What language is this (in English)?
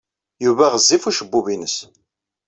Kabyle